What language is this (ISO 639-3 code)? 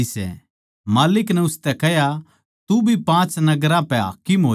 bgc